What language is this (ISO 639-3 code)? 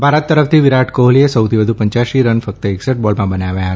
guj